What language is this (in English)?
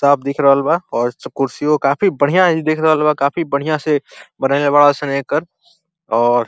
Bhojpuri